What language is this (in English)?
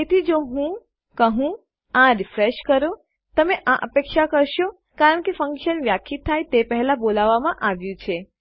Gujarati